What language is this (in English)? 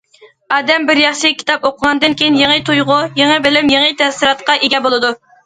Uyghur